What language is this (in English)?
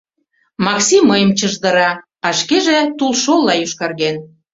Mari